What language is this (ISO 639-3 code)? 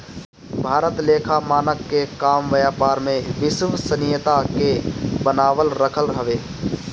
bho